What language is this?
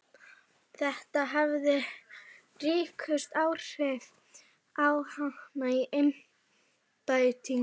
Icelandic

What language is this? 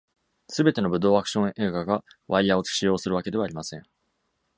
Japanese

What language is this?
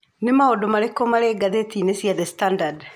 Kikuyu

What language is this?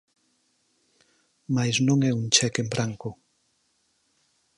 Galician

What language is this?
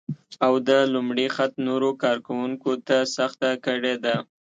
Pashto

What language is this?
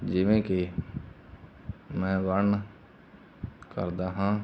Punjabi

